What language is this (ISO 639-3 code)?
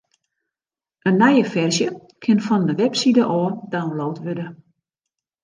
fry